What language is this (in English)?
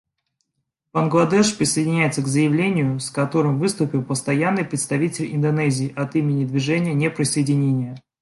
Russian